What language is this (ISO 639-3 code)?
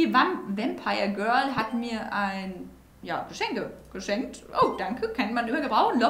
deu